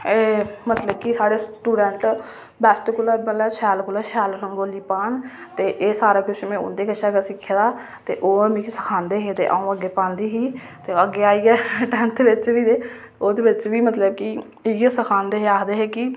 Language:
Dogri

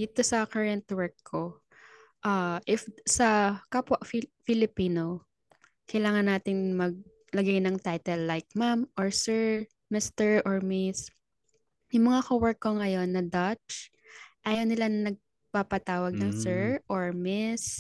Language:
Filipino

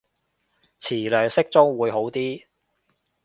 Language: Cantonese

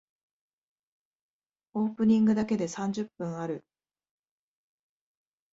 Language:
Japanese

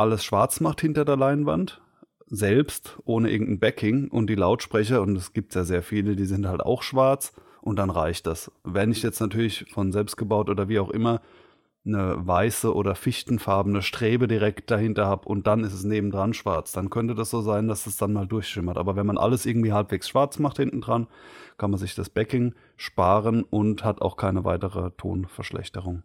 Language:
German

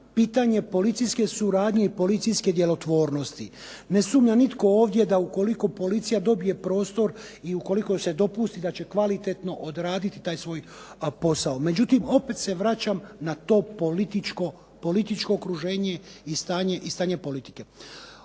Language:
Croatian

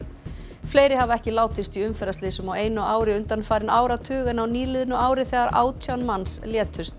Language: Icelandic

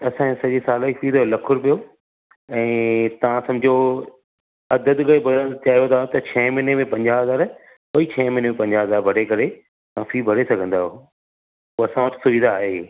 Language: Sindhi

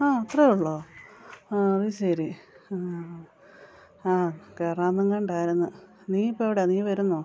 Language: Malayalam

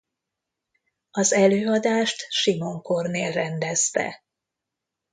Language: Hungarian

